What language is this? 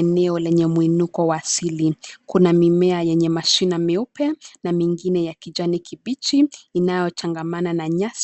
Swahili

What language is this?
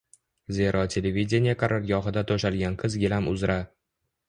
Uzbek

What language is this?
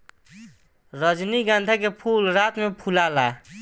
Bhojpuri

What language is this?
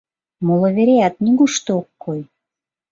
Mari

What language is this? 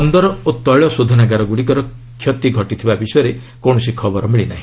Odia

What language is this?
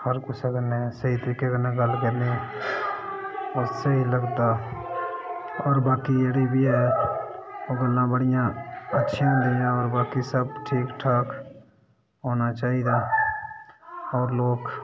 Dogri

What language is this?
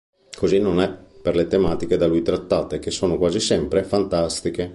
Italian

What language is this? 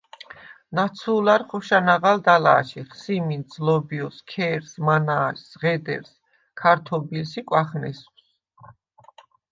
Svan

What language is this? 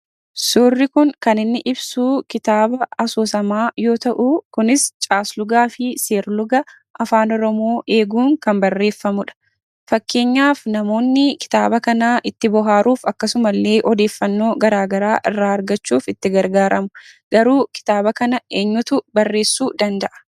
Oromo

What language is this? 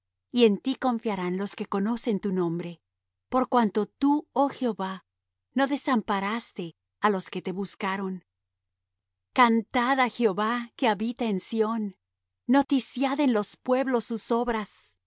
Spanish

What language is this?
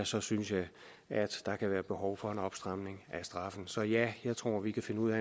Danish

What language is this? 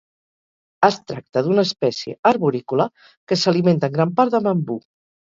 Catalan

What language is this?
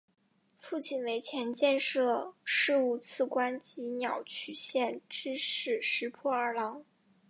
Chinese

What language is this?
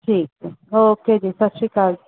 Punjabi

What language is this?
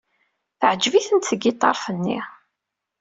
Kabyle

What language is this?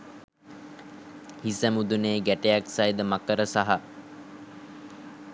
Sinhala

